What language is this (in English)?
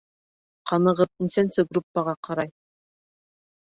Bashkir